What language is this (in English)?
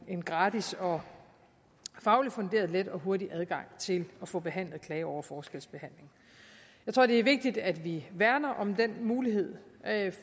Danish